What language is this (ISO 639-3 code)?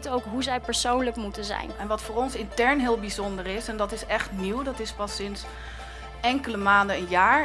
nld